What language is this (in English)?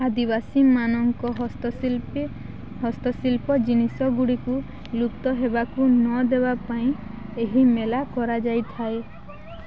Odia